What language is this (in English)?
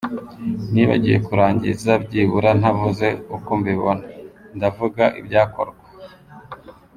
Kinyarwanda